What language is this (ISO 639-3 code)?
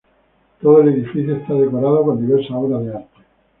spa